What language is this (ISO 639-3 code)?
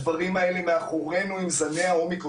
heb